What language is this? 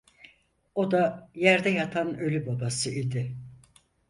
Turkish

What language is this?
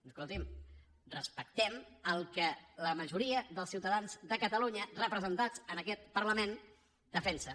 Catalan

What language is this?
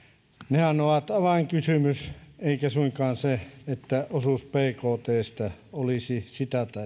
Finnish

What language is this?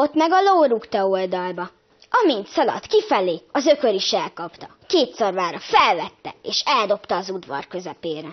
Hungarian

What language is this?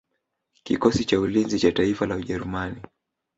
Swahili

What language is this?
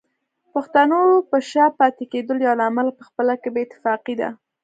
Pashto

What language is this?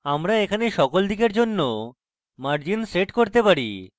Bangla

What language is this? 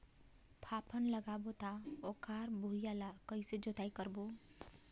Chhattisgarhi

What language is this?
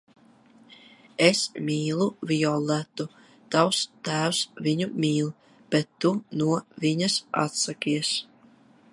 Latvian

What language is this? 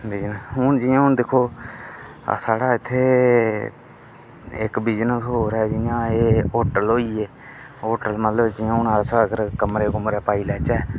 Dogri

